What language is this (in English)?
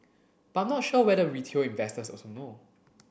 English